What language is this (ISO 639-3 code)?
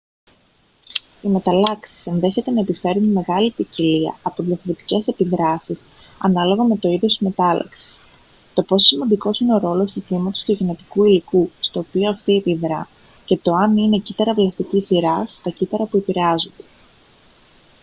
ell